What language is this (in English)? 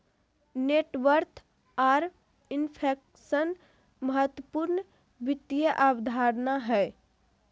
Magahi